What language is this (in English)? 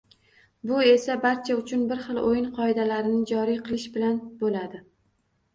Uzbek